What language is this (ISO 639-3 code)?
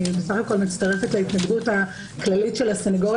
heb